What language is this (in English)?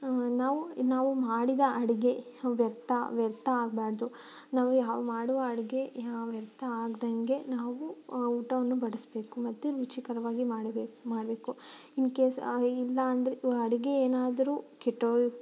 Kannada